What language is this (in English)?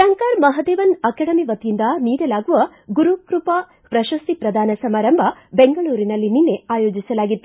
Kannada